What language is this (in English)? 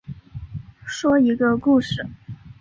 Chinese